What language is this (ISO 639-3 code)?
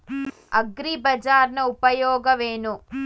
kan